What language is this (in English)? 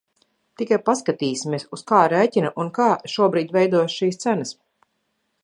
Latvian